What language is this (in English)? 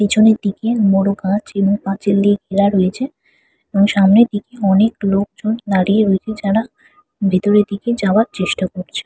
Bangla